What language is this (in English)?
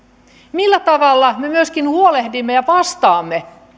Finnish